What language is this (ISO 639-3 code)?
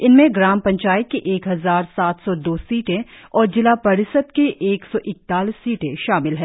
hin